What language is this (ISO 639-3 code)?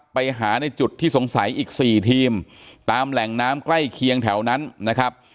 tha